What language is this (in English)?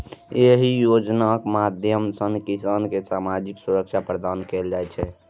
Maithili